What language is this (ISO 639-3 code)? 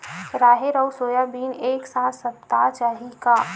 hne